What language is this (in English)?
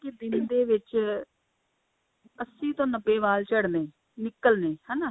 Punjabi